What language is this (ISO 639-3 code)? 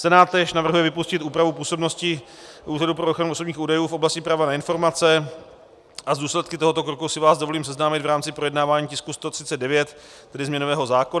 ces